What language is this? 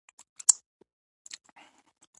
Pashto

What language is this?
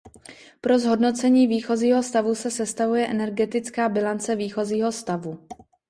Czech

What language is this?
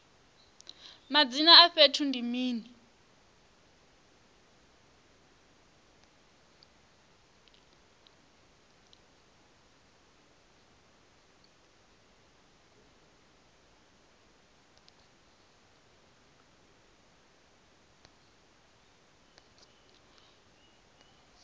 Venda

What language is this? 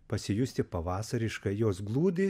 Lithuanian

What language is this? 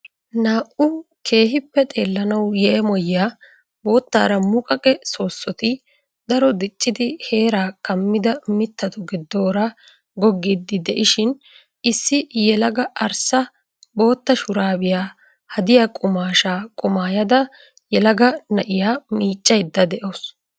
Wolaytta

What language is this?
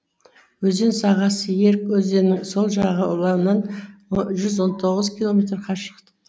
Kazakh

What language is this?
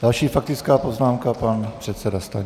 Czech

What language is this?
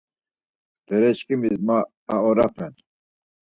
Laz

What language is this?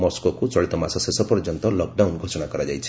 Odia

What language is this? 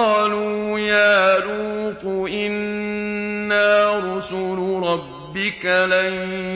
Arabic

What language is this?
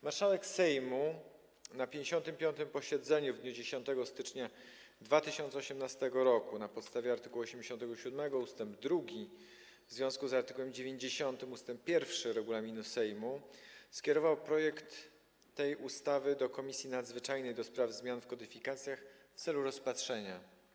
Polish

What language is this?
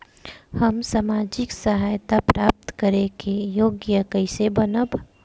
Bhojpuri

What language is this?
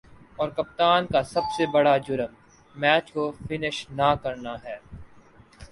Urdu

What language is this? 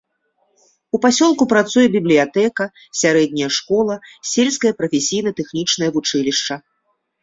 Belarusian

